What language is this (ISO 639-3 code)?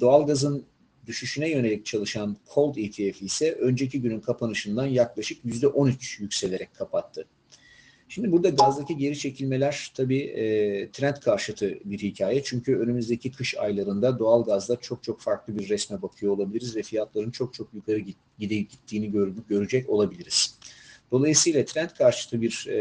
tur